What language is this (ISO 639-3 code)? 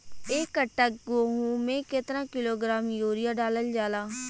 bho